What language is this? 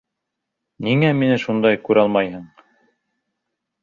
Bashkir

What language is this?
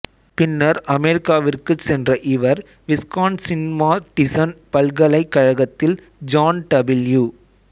Tamil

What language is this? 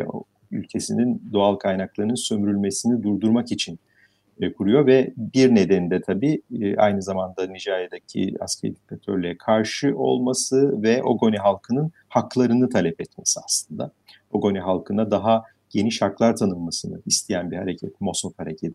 Turkish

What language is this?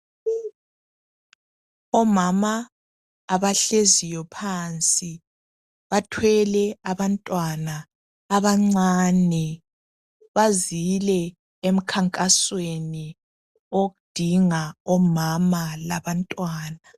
North Ndebele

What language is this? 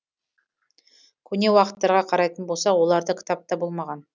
Kazakh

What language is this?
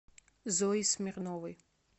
Russian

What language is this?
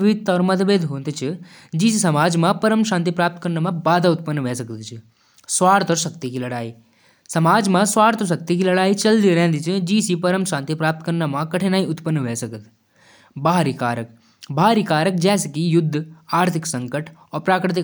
Jaunsari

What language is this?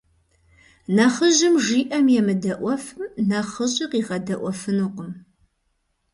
Kabardian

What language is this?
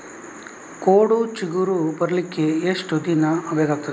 Kannada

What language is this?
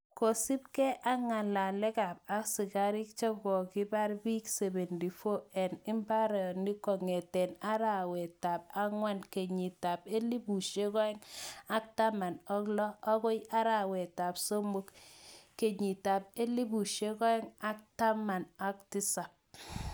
Kalenjin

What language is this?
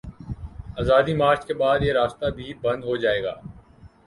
Urdu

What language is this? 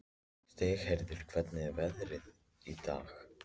Icelandic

